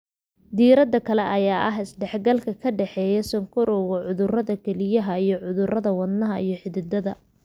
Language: Somali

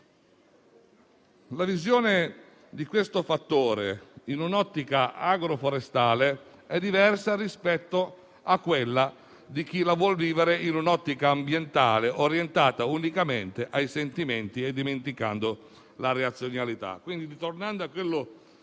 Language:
Italian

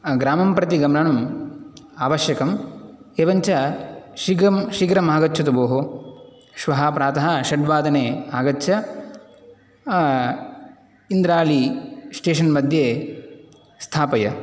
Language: Sanskrit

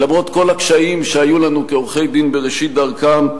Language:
Hebrew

